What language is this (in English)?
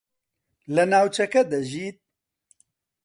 Central Kurdish